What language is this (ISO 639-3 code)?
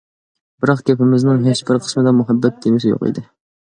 uig